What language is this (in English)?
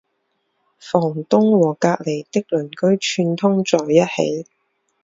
Chinese